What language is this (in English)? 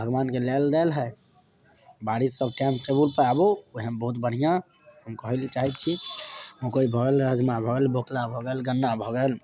Maithili